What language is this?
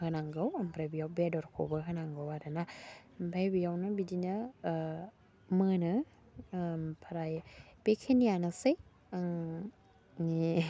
Bodo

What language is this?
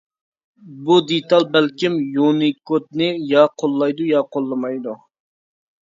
Uyghur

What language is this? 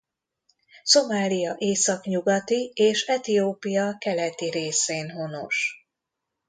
Hungarian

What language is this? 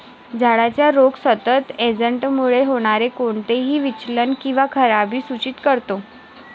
Marathi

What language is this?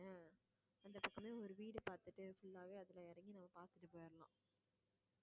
Tamil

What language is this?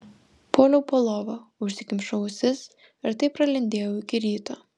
Lithuanian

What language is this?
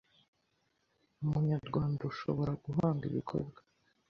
Kinyarwanda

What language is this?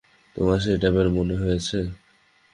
Bangla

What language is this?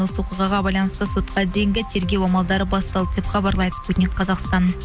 Kazakh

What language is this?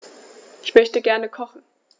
German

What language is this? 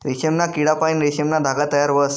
Marathi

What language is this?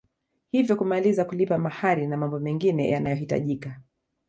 Swahili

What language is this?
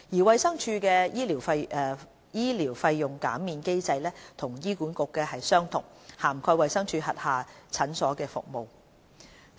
Cantonese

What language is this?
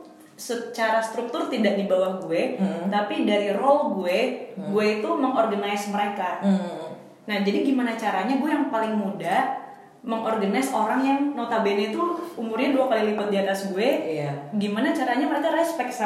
Indonesian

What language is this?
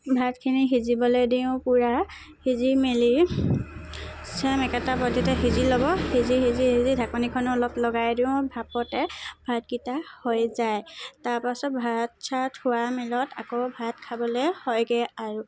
Assamese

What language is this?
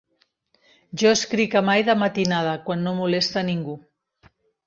Catalan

